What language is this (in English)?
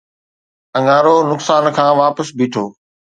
Sindhi